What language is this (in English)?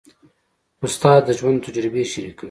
Pashto